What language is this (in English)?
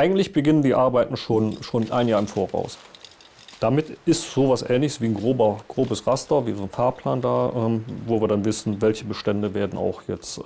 German